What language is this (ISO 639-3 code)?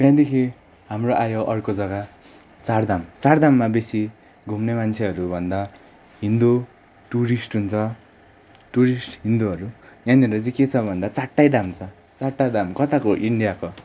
nep